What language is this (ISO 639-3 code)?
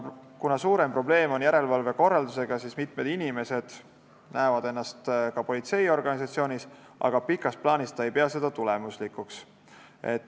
est